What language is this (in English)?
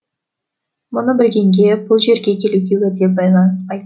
Kazakh